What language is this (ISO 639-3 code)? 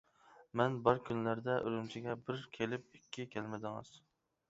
uig